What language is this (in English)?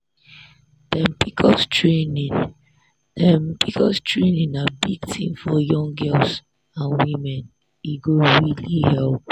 Nigerian Pidgin